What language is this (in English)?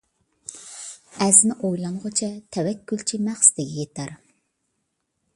Uyghur